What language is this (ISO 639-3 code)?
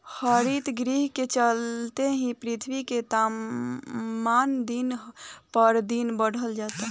bho